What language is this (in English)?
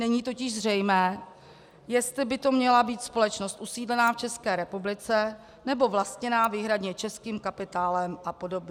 Czech